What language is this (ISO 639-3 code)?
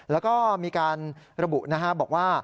tha